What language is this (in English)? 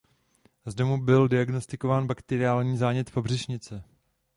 Czech